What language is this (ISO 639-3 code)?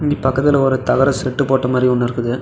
tam